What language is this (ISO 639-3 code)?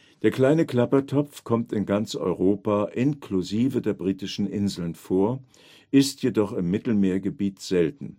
deu